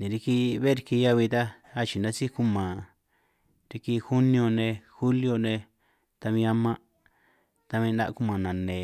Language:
San Martín Itunyoso Triqui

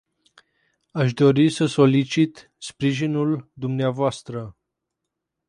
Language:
Romanian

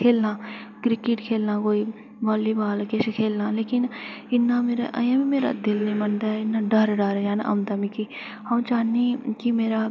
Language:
Dogri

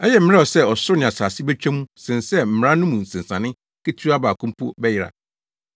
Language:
Akan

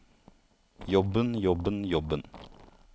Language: Norwegian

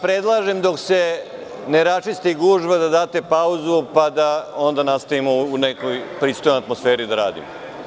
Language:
Serbian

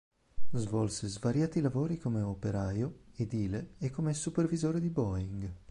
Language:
Italian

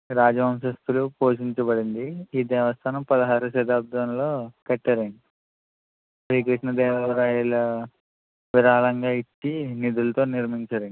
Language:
Telugu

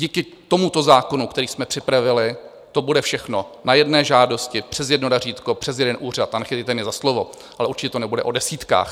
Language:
Czech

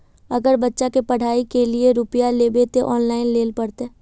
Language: Magahi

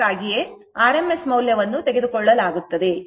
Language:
Kannada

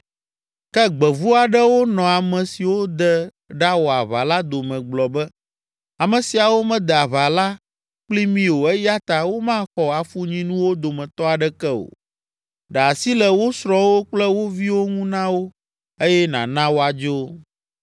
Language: Ewe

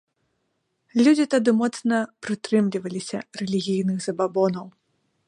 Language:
Belarusian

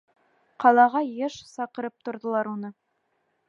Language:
Bashkir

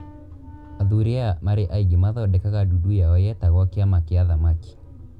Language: Kikuyu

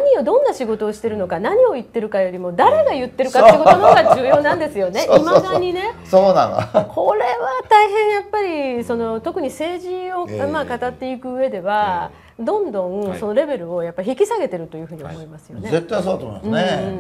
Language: Japanese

